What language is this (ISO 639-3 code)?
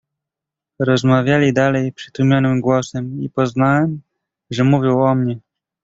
pol